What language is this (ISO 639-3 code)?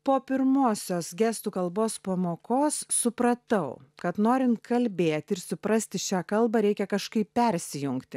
lit